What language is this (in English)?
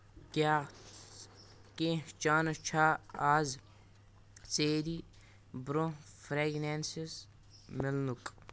Kashmiri